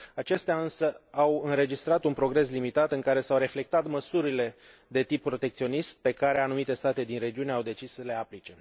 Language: Romanian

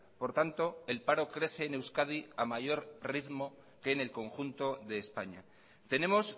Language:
Spanish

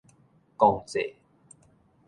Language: Min Nan Chinese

